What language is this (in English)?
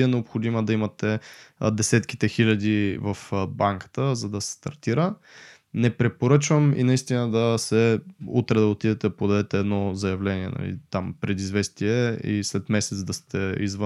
Bulgarian